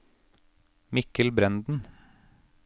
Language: Norwegian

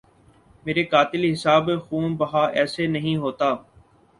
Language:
Urdu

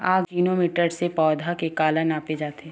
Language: Chhattisgarhi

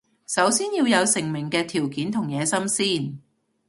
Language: Cantonese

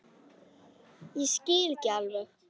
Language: Icelandic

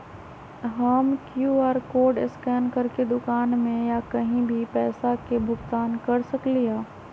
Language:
Magahi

